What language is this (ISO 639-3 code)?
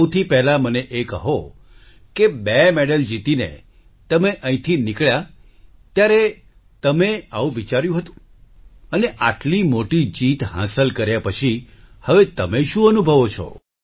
guj